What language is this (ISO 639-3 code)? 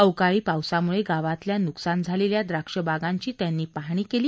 mar